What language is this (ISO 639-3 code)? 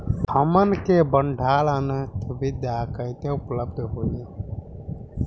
bho